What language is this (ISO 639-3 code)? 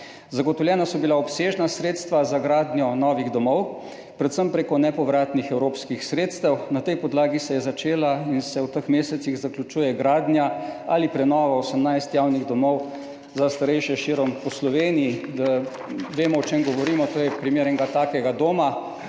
slv